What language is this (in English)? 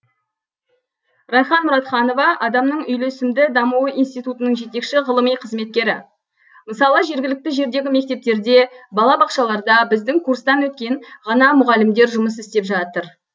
Kazakh